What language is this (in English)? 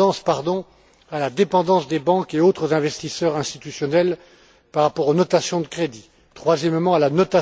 French